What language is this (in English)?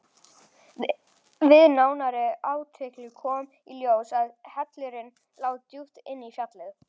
Icelandic